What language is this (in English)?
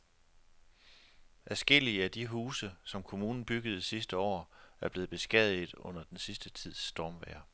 Danish